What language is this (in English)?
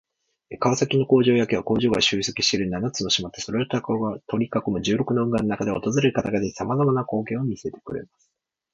Japanese